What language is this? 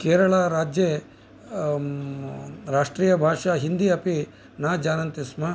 Sanskrit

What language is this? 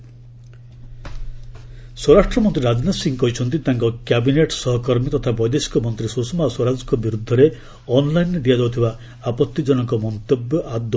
Odia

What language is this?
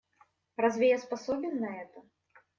Russian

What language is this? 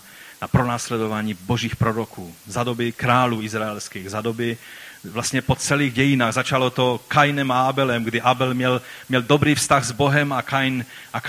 Czech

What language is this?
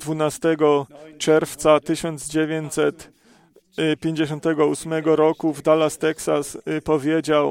Polish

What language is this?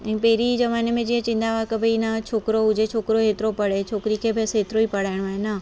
Sindhi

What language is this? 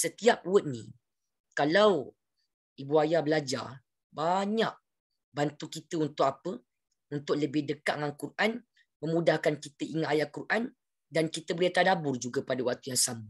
Malay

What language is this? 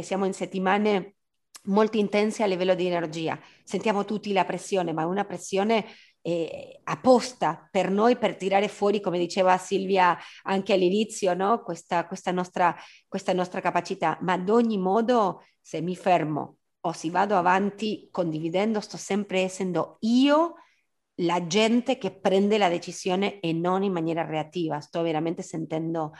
Italian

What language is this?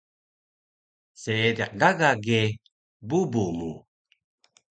Taroko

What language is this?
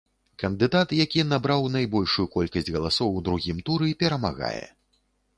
Belarusian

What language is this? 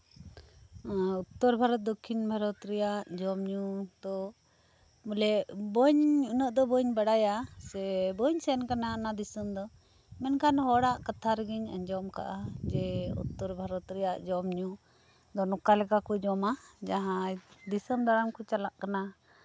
Santali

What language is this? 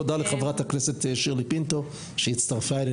Hebrew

